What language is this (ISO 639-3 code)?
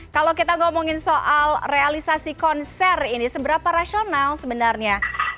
ind